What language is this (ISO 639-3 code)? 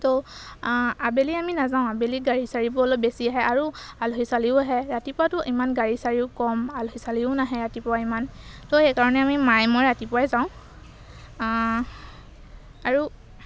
asm